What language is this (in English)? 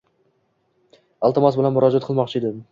Uzbek